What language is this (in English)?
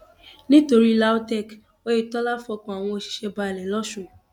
Yoruba